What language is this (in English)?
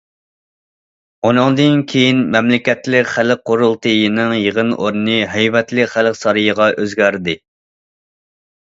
Uyghur